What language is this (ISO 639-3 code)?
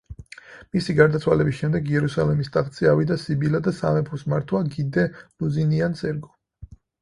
kat